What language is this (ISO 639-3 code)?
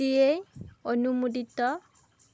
asm